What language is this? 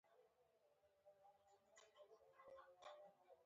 Pashto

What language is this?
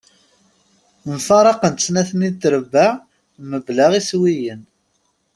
Kabyle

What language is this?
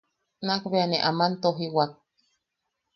Yaqui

